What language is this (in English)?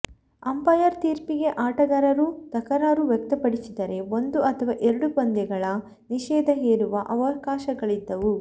Kannada